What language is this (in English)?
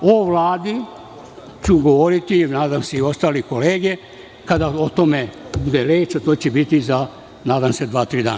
Serbian